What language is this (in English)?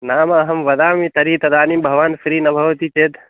Sanskrit